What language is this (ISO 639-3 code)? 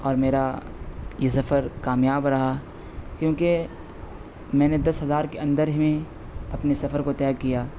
urd